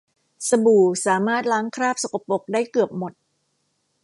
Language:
Thai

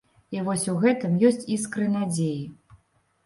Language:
Belarusian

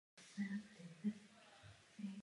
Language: Czech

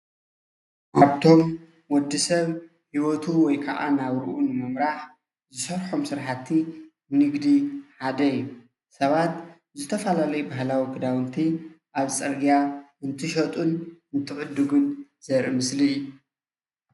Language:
Tigrinya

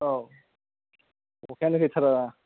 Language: Bodo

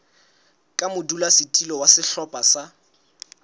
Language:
Southern Sotho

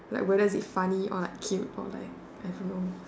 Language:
English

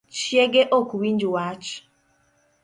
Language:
Luo (Kenya and Tanzania)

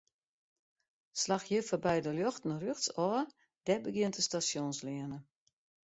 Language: Western Frisian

